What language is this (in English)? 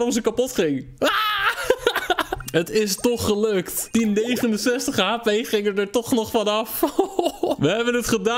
Dutch